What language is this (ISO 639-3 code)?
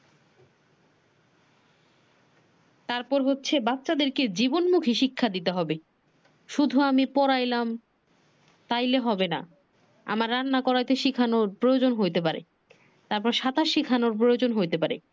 ben